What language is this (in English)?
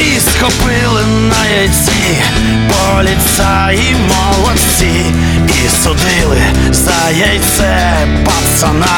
Ukrainian